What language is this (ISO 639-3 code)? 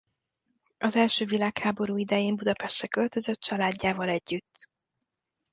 hun